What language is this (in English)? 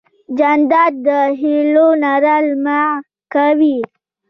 Pashto